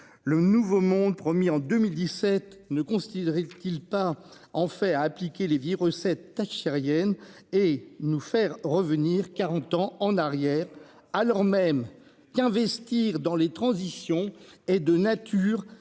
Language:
French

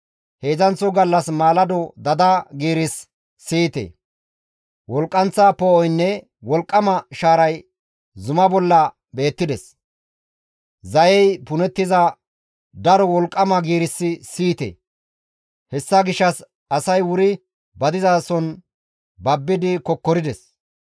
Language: Gamo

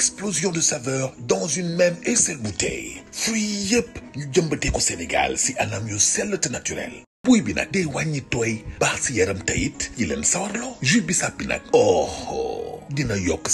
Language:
French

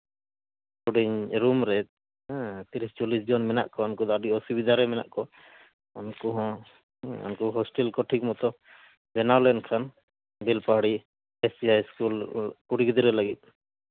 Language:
Santali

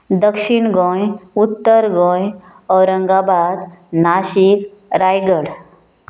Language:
Konkani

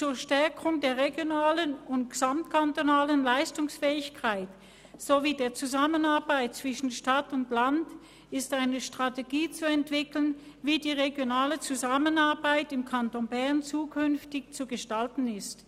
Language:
Swiss German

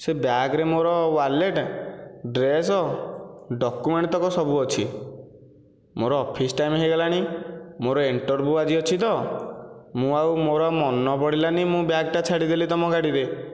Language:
Odia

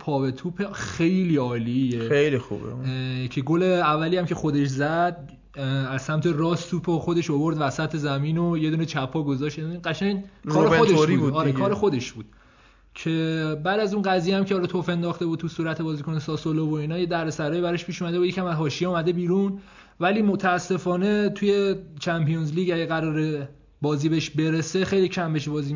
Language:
Persian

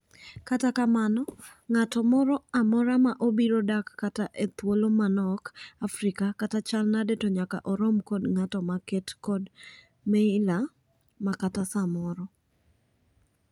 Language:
Luo (Kenya and Tanzania)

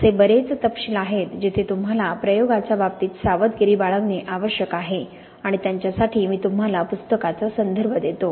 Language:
Marathi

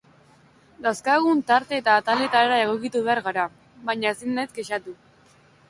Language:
Basque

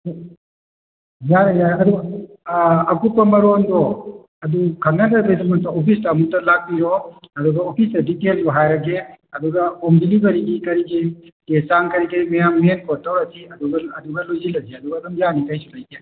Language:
Manipuri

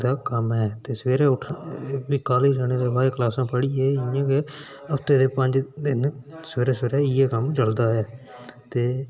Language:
Dogri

